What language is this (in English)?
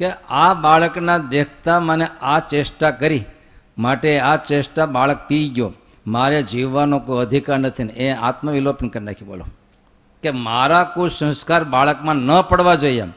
Gujarati